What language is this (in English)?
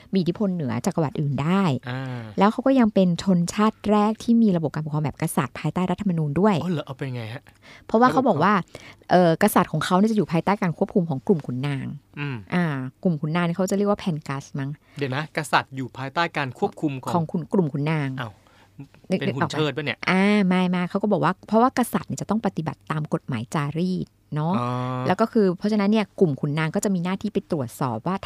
Thai